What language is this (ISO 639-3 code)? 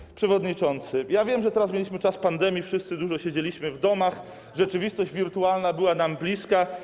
pol